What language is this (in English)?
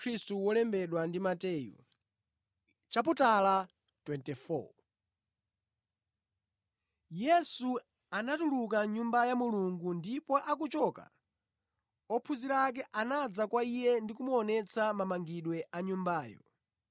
Nyanja